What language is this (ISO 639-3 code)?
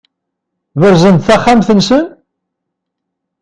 kab